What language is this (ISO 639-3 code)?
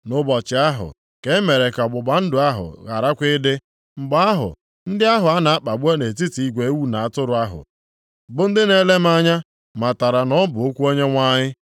ibo